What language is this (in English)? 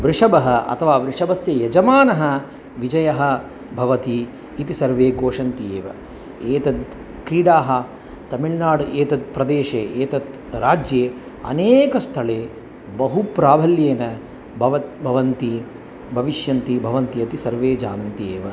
Sanskrit